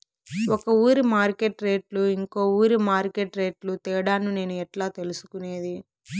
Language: Telugu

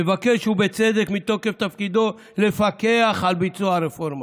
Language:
Hebrew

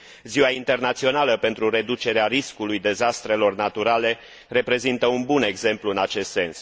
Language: Romanian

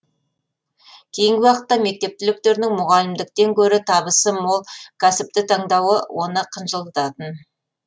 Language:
Kazakh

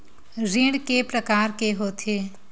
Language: Chhattisgarhi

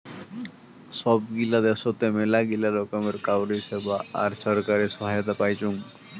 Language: Bangla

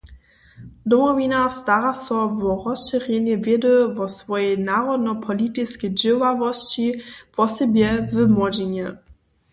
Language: Upper Sorbian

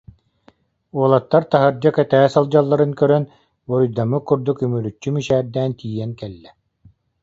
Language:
Yakut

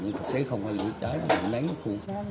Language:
Vietnamese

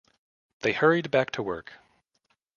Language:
English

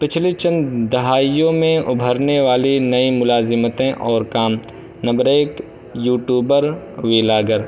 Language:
Urdu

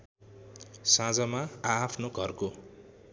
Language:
Nepali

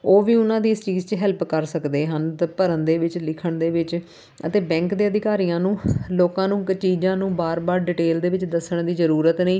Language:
Punjabi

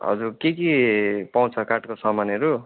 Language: Nepali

